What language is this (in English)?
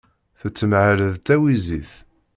Kabyle